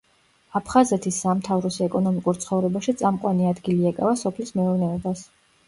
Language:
Georgian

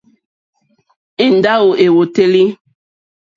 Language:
Mokpwe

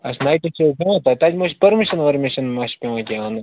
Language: Kashmiri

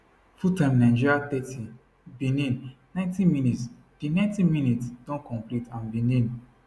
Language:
Nigerian Pidgin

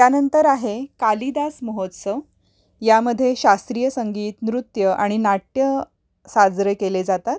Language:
Marathi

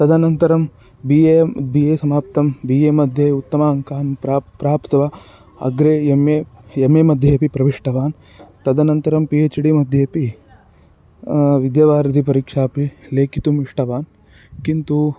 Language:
Sanskrit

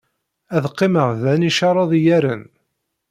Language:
Kabyle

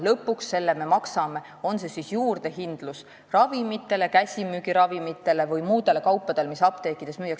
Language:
Estonian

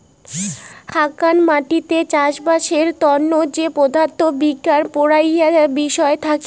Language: Bangla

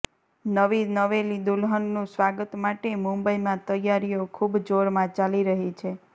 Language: Gujarati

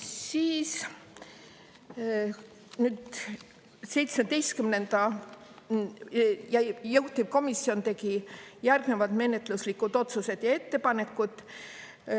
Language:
Estonian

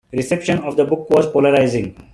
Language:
English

